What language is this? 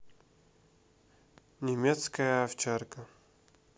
Russian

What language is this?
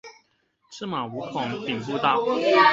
Chinese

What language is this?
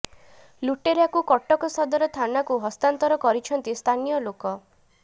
Odia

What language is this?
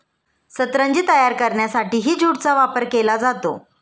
Marathi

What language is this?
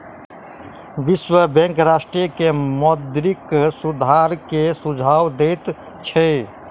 Maithili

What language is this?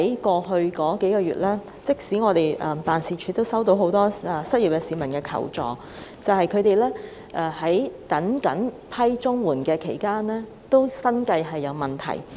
Cantonese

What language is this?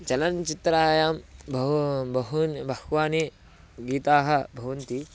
Sanskrit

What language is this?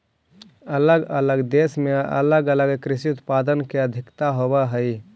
Magahi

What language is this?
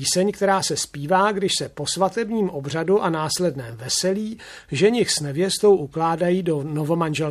Czech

